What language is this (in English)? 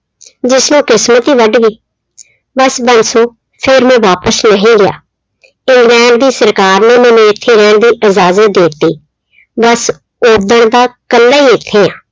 Punjabi